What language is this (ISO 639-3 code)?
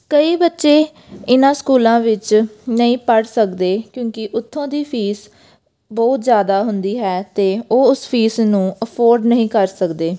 pan